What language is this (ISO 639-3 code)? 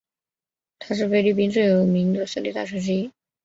zho